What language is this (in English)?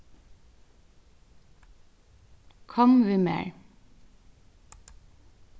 Faroese